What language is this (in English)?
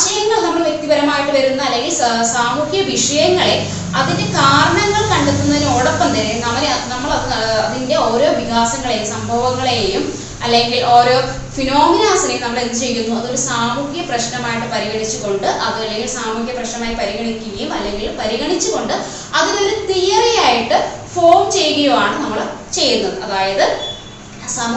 Malayalam